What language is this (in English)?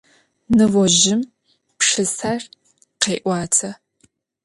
Adyghe